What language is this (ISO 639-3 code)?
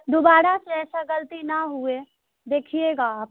urd